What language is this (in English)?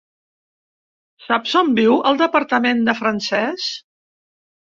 Catalan